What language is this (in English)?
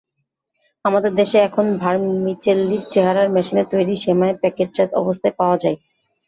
Bangla